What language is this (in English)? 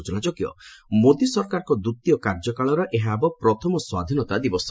Odia